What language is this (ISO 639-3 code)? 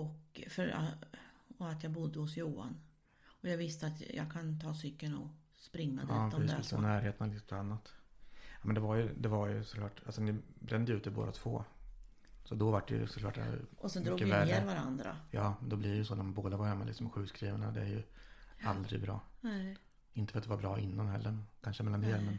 swe